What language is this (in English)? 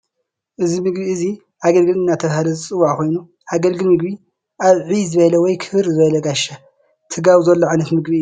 Tigrinya